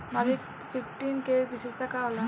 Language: Bhojpuri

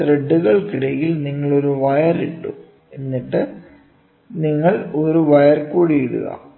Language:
Malayalam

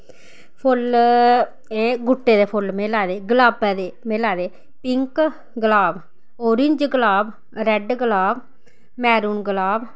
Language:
Dogri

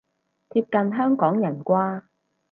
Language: Cantonese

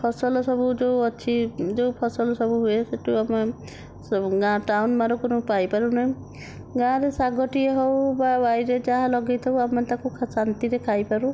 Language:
Odia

